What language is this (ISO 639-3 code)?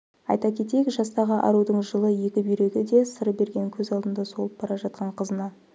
kaz